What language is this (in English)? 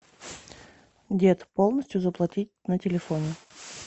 Russian